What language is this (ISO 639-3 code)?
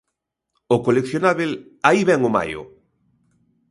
glg